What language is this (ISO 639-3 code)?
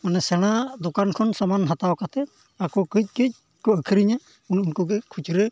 sat